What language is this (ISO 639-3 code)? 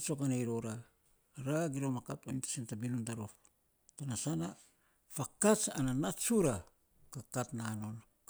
sps